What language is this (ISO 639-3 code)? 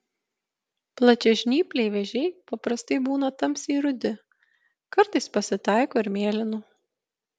lit